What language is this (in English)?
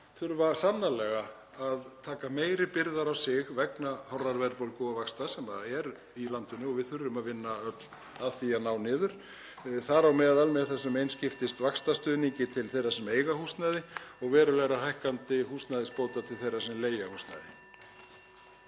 Icelandic